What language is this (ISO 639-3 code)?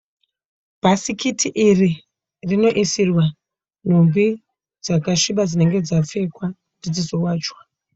sna